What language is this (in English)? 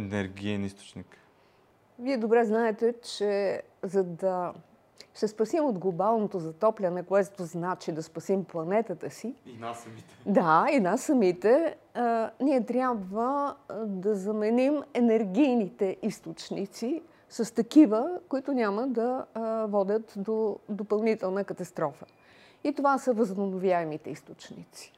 Bulgarian